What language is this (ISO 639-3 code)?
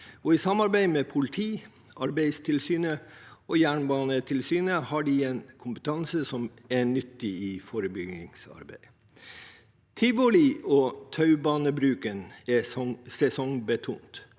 nor